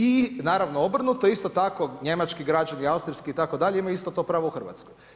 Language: Croatian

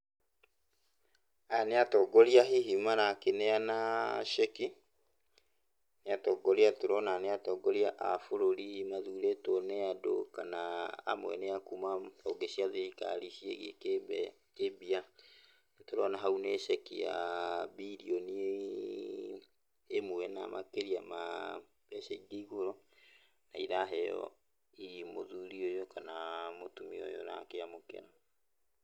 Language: Kikuyu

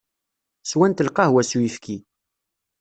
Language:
Kabyle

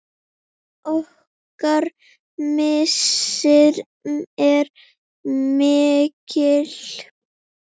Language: Icelandic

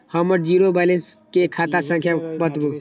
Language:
Maithili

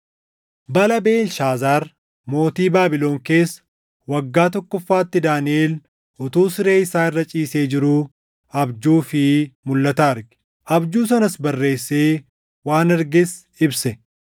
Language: Oromo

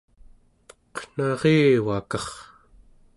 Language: Central Yupik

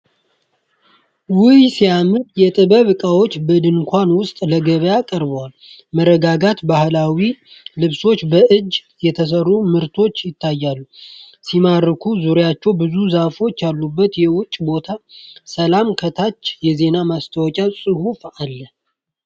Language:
Amharic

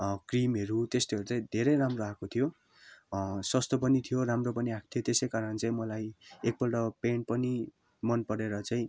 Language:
Nepali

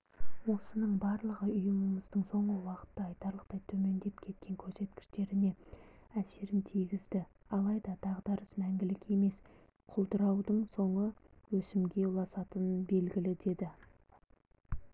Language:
Kazakh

